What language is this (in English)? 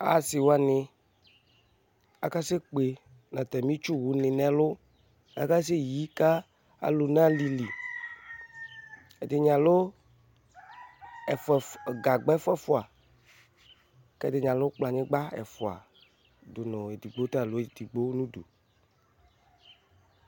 Ikposo